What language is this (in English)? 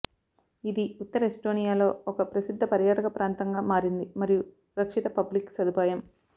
Telugu